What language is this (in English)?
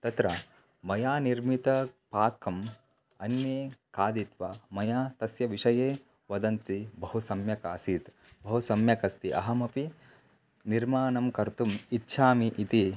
Sanskrit